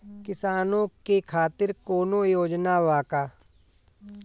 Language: Bhojpuri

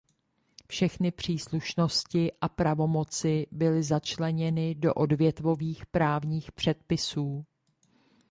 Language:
Czech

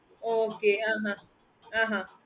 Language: Tamil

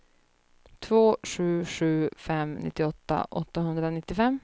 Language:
Swedish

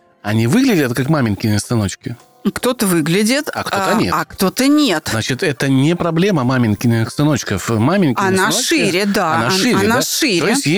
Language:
Russian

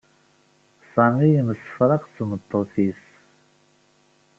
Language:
Kabyle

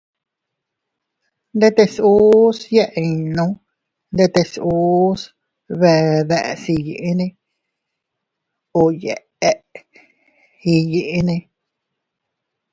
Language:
Teutila Cuicatec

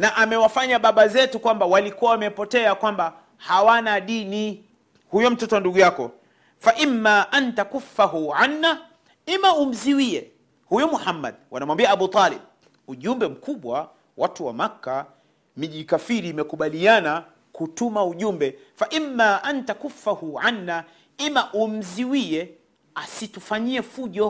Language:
Swahili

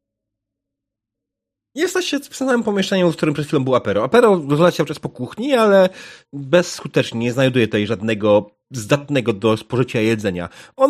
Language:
Polish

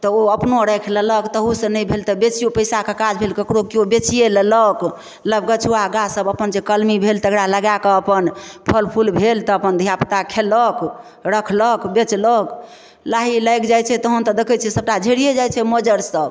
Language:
Maithili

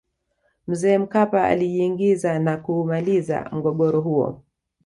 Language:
Swahili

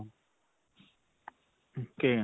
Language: Punjabi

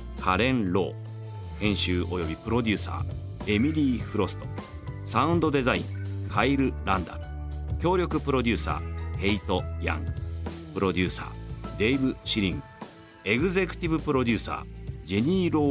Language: Japanese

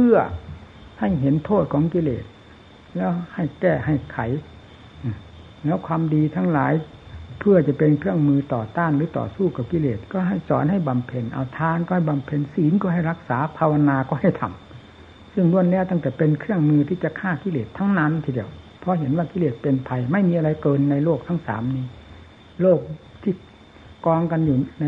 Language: Thai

